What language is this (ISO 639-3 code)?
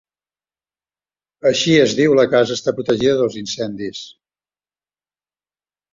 cat